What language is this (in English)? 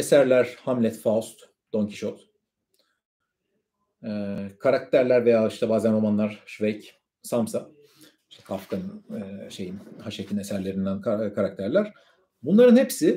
Turkish